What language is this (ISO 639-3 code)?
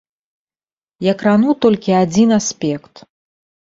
bel